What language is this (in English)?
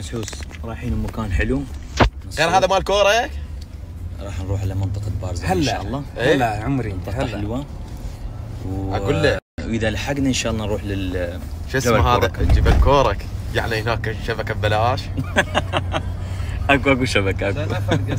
Arabic